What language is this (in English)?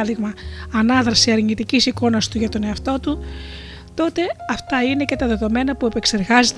Greek